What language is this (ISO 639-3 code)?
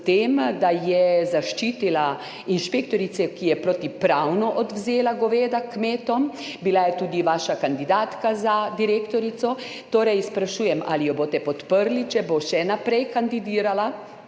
slv